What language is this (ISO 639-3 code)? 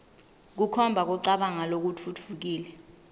ssw